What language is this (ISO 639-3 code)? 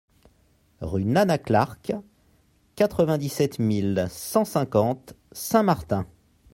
fra